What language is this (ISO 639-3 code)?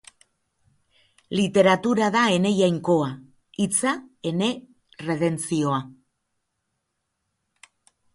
eus